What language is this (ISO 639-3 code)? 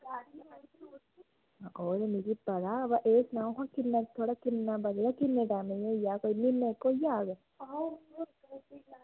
doi